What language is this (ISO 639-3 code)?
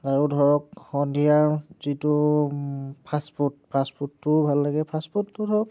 asm